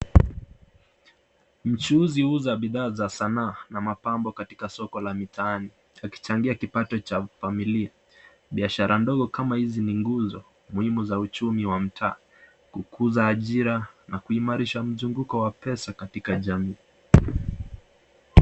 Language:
Swahili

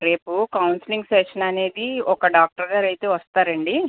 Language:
Telugu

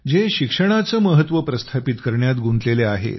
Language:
Marathi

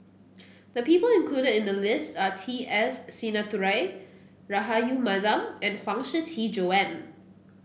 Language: English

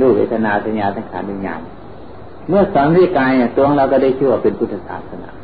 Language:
Thai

